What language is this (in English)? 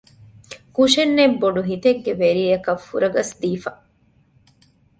Divehi